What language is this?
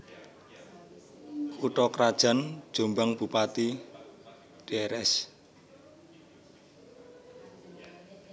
Javanese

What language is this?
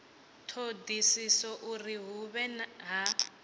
Venda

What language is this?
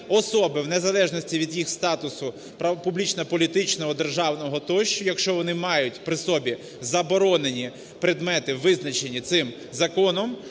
Ukrainian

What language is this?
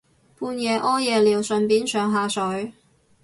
Cantonese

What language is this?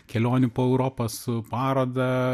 Lithuanian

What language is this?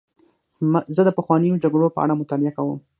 Pashto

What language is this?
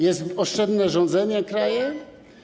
Polish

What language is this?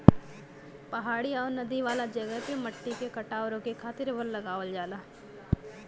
Bhojpuri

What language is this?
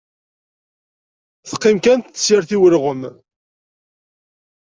Kabyle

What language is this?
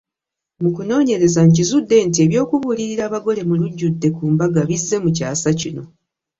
Ganda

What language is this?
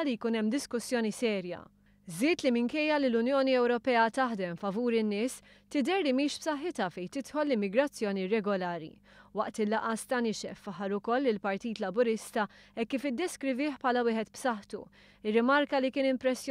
Italian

